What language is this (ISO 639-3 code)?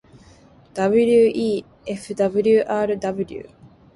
jpn